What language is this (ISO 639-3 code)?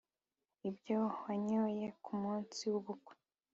kin